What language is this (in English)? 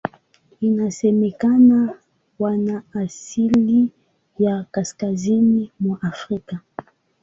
Swahili